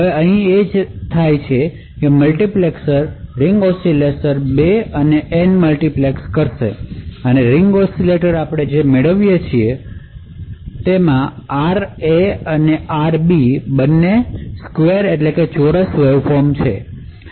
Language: Gujarati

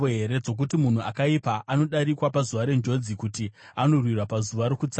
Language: Shona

